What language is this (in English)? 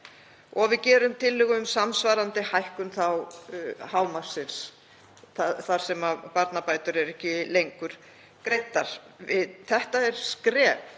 Icelandic